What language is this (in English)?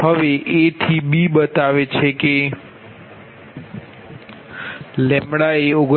Gujarati